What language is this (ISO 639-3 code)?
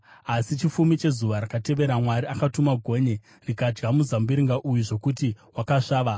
sna